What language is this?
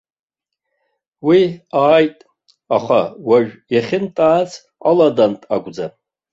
Abkhazian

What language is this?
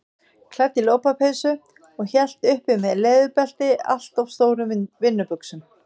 Icelandic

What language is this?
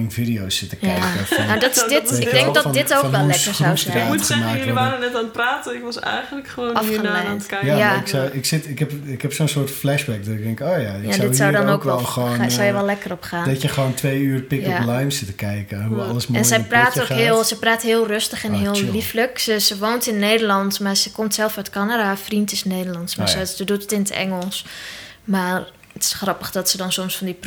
Dutch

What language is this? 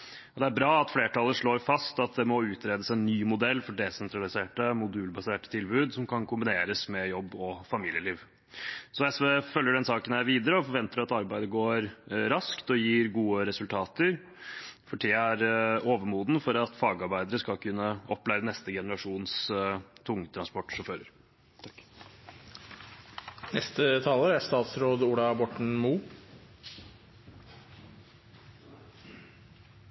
Norwegian Bokmål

